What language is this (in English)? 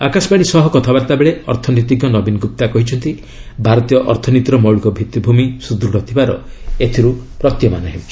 Odia